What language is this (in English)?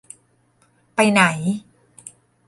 Thai